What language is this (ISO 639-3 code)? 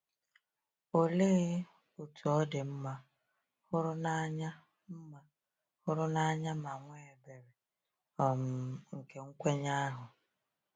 ibo